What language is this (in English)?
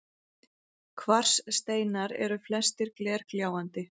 Icelandic